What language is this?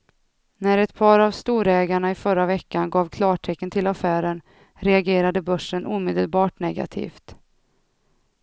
Swedish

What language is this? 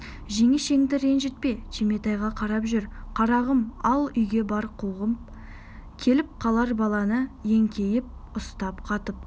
Kazakh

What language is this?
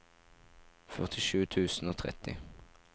Norwegian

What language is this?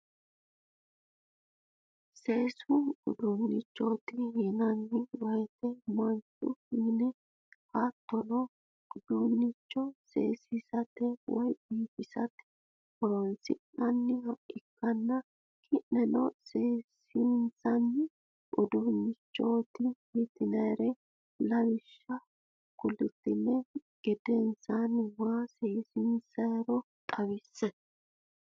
Sidamo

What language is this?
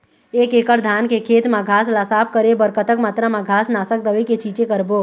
Chhattisgarhi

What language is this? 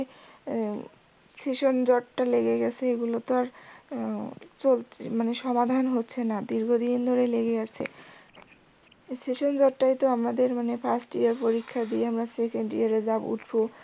Bangla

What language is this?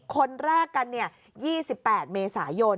Thai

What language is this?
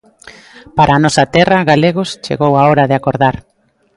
Galician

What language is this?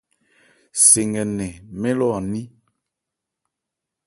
Ebrié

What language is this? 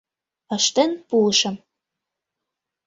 Mari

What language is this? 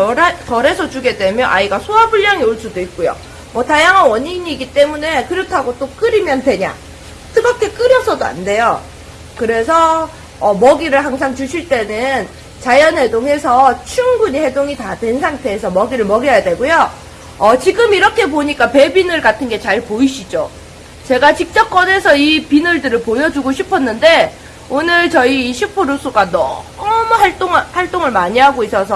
Korean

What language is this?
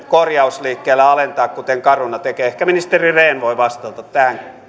Finnish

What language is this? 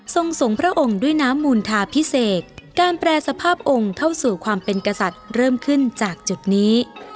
Thai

